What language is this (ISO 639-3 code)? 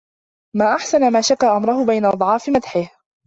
ara